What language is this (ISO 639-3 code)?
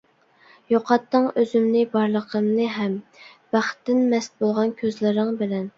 uig